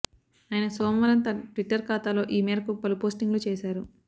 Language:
Telugu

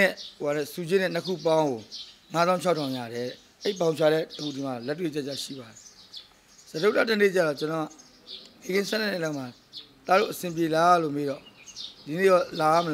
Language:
Arabic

